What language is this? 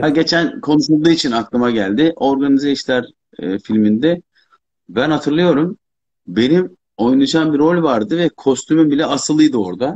Turkish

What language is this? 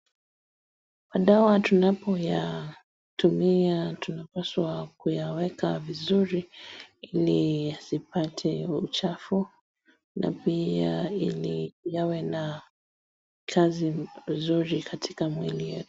Swahili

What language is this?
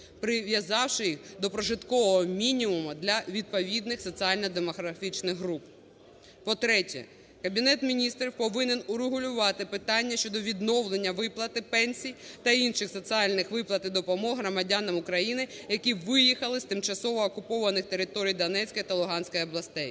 Ukrainian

